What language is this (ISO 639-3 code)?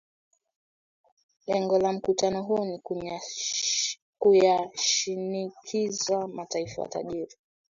swa